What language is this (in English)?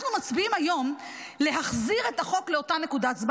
Hebrew